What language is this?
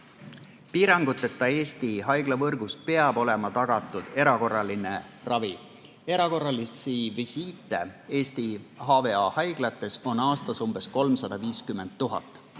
Estonian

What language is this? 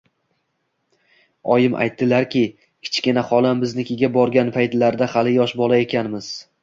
Uzbek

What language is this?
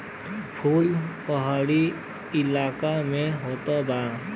Bhojpuri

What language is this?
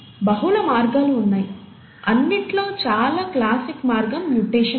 Telugu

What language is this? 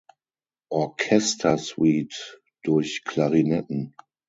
German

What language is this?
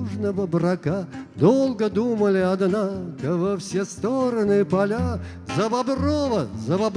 Russian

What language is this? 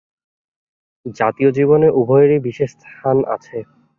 Bangla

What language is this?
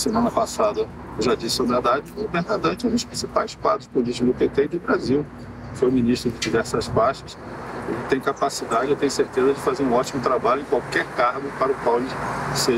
Portuguese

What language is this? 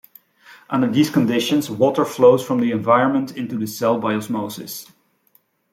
English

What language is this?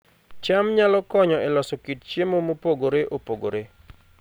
Luo (Kenya and Tanzania)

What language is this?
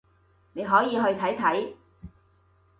Cantonese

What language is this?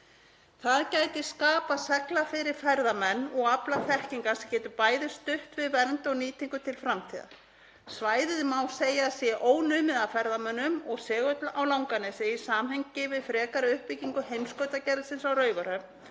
Icelandic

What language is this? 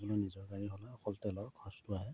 Assamese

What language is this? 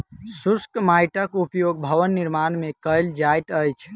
Maithili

